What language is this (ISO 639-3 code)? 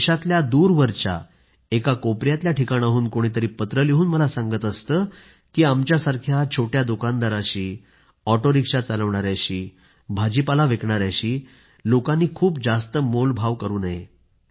mar